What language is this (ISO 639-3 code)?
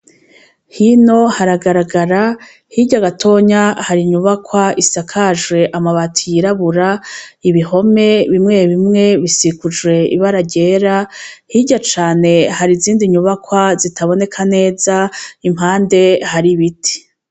run